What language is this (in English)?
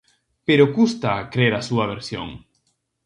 Galician